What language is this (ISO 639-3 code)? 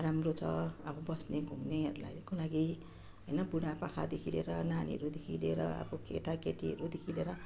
nep